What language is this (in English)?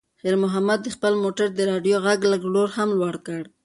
Pashto